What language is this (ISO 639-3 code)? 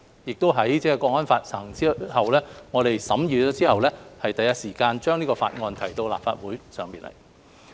yue